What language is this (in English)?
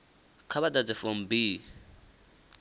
Venda